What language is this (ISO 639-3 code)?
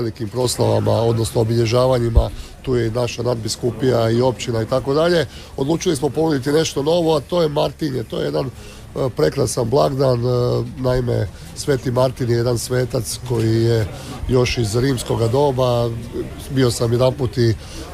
hrv